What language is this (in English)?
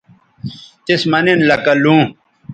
Bateri